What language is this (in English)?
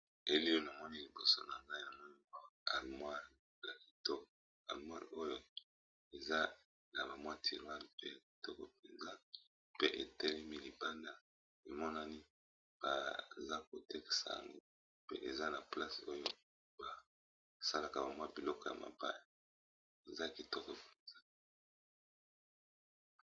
Lingala